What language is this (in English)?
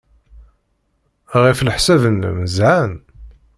Kabyle